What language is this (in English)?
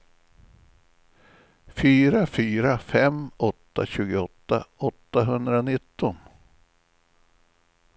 Swedish